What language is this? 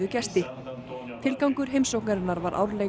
Icelandic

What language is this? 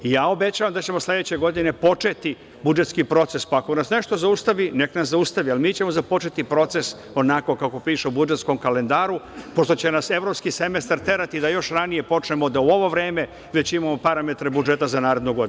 Serbian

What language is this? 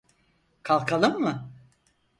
Turkish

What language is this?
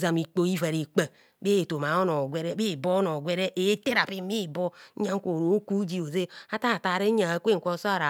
Kohumono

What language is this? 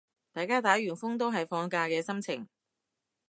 Cantonese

